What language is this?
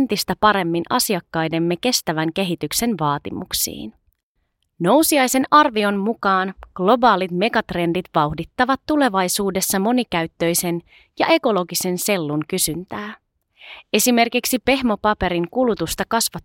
Finnish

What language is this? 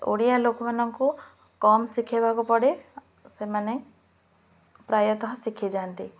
Odia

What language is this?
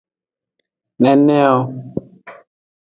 Aja (Benin)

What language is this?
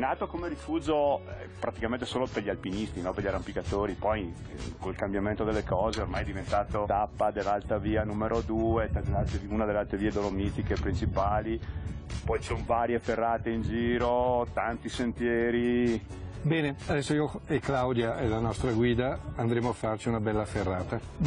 Italian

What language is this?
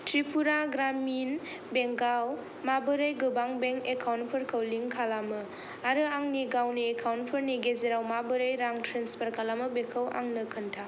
Bodo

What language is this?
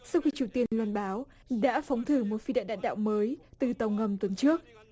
Vietnamese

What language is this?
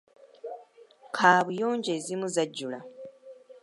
Ganda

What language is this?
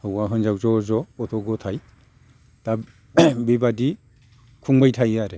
Bodo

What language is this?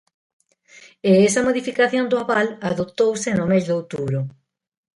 Galician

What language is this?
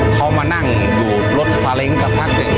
Thai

